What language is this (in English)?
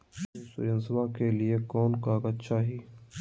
Magahi